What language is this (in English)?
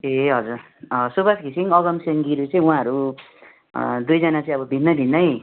Nepali